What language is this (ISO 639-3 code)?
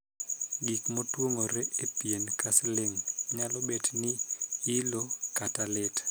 luo